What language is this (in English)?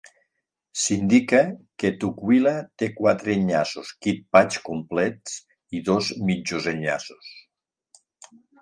Catalan